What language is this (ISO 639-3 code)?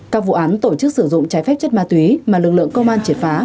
vie